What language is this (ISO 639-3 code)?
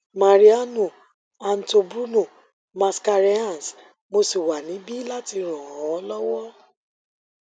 yor